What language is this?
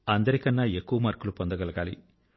Telugu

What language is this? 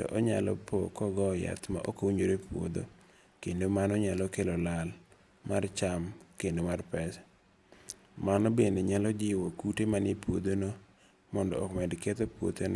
Luo (Kenya and Tanzania)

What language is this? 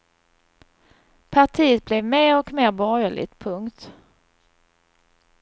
Swedish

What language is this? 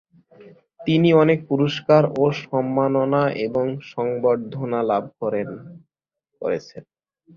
Bangla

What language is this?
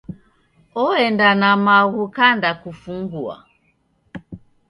Taita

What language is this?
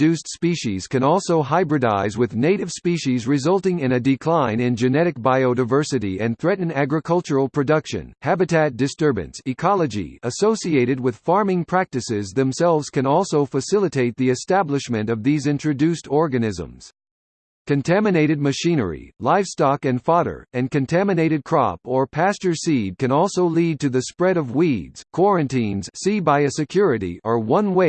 English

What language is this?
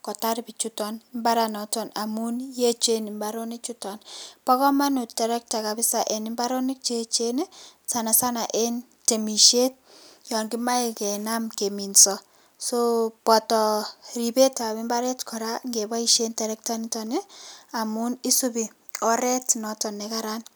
Kalenjin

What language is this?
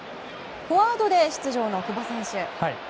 Japanese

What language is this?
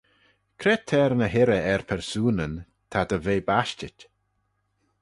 Manx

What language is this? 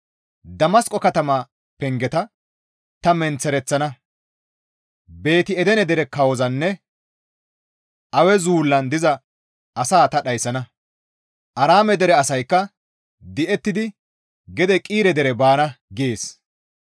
Gamo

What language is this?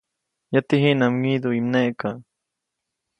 Copainalá Zoque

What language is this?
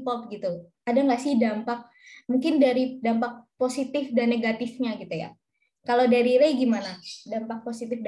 Indonesian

